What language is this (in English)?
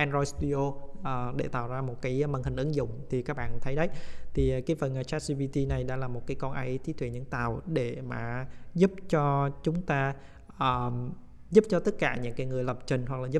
Vietnamese